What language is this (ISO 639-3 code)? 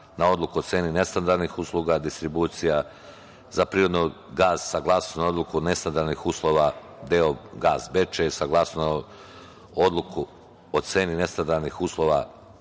srp